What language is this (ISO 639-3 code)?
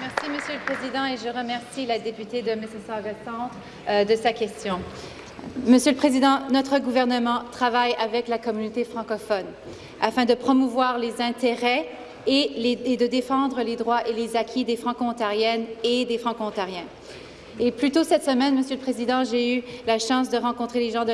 fra